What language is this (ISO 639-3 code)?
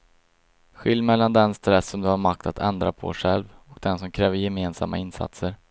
swe